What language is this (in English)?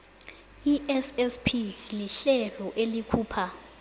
South Ndebele